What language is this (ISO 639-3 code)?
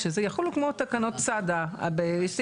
heb